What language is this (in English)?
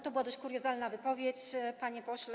Polish